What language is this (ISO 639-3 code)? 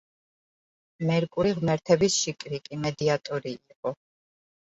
kat